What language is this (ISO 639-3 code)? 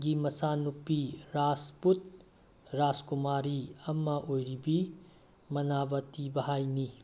mni